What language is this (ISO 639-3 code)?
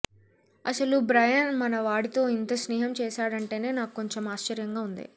tel